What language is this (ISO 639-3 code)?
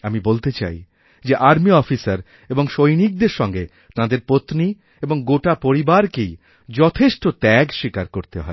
ben